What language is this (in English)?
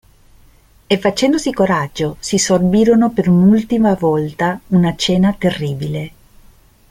Italian